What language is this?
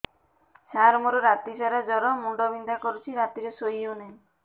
Odia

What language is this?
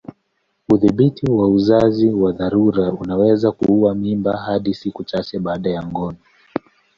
Swahili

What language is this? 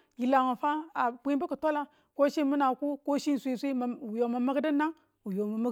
Tula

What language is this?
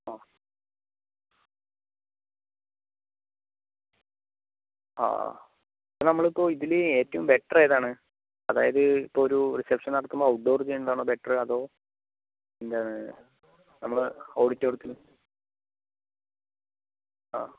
Malayalam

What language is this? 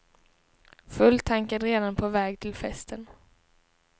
Swedish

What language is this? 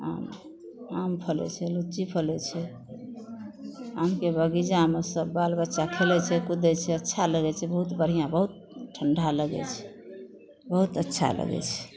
Maithili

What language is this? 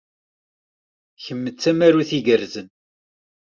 Kabyle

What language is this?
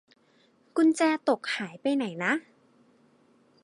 Thai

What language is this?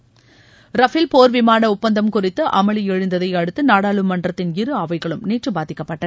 Tamil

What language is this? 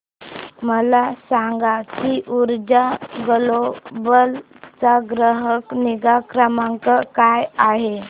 Marathi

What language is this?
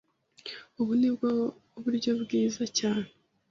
Kinyarwanda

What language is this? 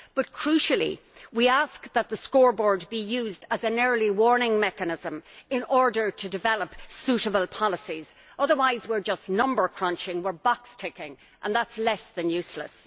English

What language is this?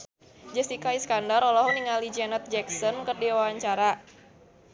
Sundanese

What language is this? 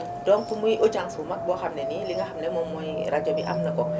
Wolof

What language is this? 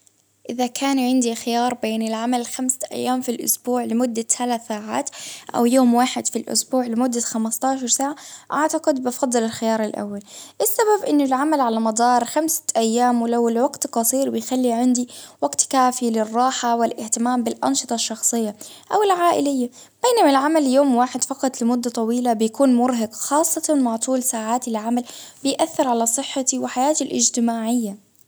Baharna Arabic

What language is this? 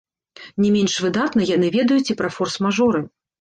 Belarusian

